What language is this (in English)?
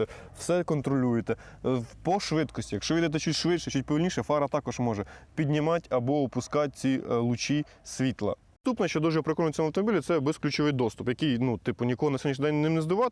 Ukrainian